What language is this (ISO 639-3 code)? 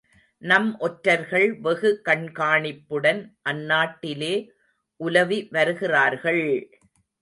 tam